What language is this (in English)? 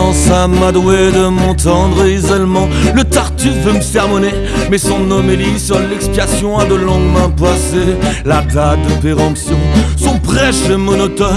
French